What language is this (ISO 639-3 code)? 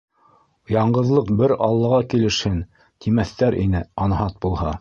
bak